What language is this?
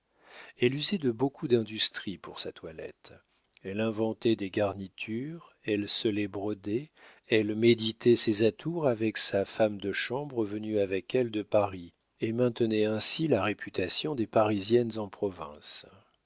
French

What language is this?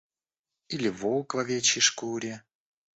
Russian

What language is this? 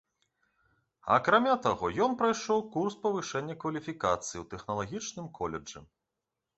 Belarusian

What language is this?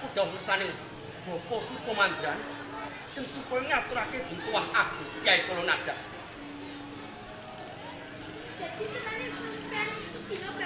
Indonesian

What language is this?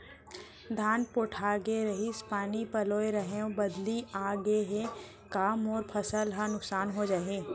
Chhattisgarhi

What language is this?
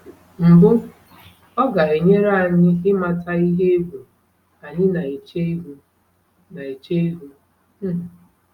Igbo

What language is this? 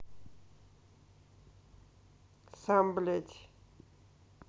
Russian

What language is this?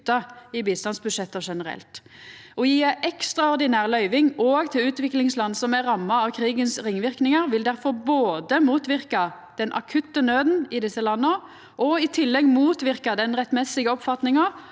Norwegian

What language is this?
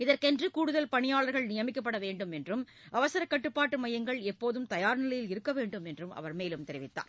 Tamil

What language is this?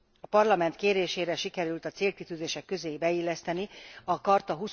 Hungarian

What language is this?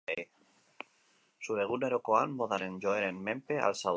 Basque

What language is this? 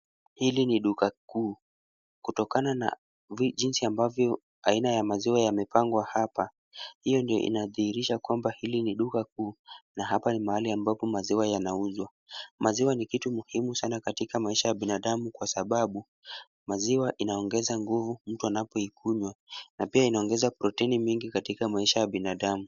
Swahili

